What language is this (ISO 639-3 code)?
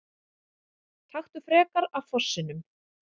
isl